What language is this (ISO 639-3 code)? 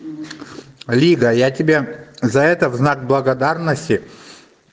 rus